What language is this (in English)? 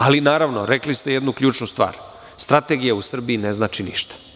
Serbian